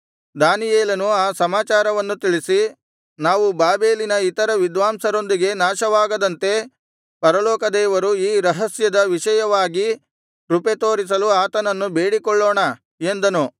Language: Kannada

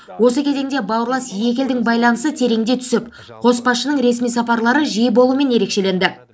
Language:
Kazakh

